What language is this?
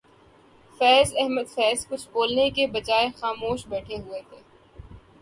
Urdu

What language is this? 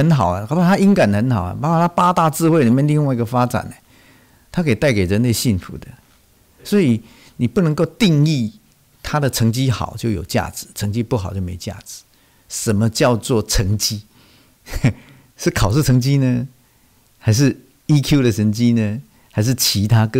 Chinese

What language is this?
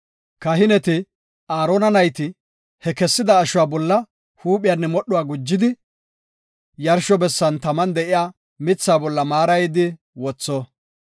Gofa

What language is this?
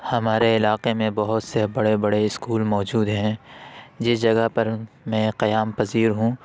Urdu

